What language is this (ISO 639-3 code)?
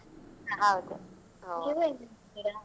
kan